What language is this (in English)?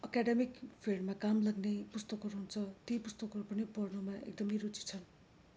Nepali